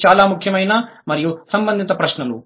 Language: Telugu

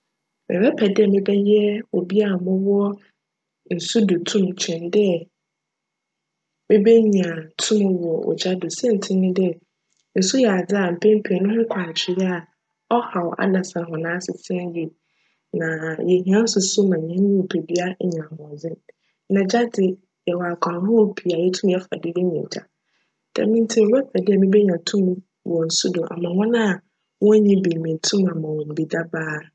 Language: Akan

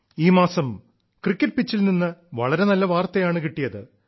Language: Malayalam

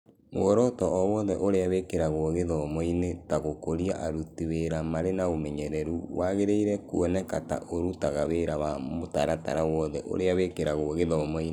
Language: Kikuyu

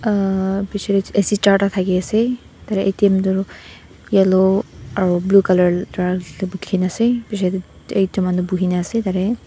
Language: Naga Pidgin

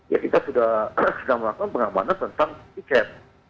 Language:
Indonesian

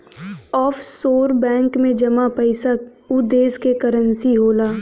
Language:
Bhojpuri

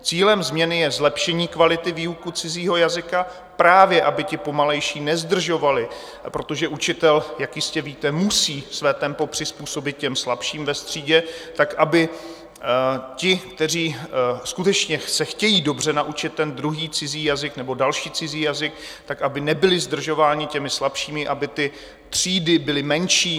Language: Czech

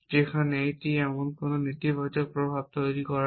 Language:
Bangla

